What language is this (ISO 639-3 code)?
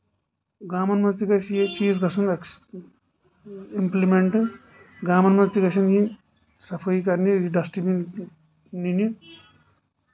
kas